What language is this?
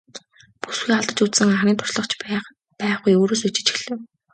Mongolian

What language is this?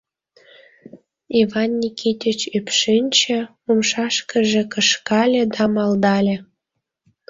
Mari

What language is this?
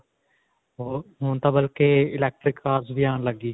Punjabi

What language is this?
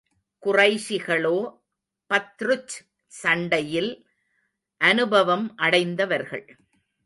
Tamil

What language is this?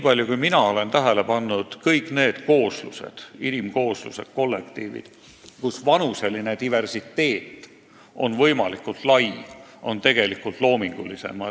Estonian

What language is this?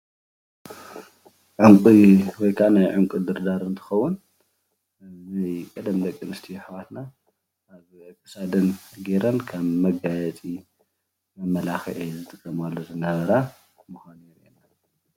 Tigrinya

